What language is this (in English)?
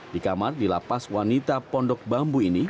Indonesian